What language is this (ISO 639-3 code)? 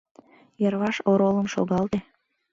chm